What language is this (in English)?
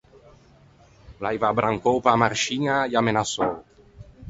Ligurian